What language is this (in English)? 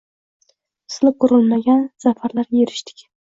Uzbek